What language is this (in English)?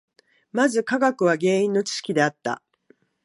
Japanese